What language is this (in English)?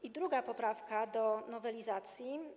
Polish